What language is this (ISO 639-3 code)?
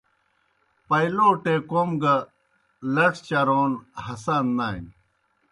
plk